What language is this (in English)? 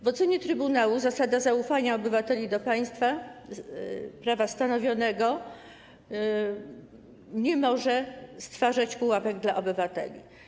Polish